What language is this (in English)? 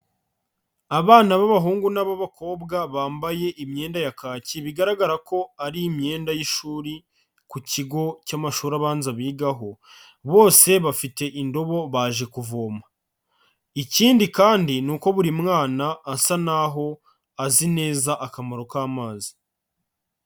Kinyarwanda